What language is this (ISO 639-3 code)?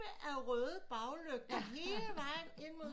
dan